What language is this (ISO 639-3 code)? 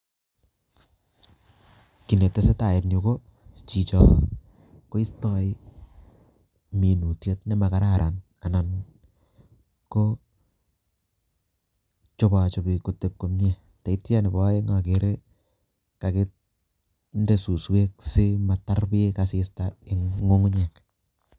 kln